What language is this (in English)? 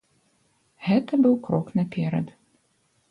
Belarusian